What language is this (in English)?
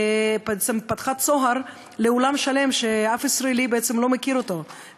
Hebrew